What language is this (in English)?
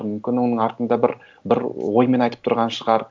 Kazakh